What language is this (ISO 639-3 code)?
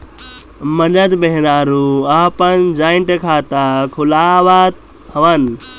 bho